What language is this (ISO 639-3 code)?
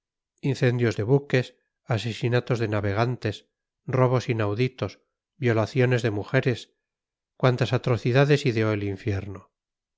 spa